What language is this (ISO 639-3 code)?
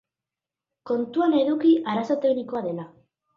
eus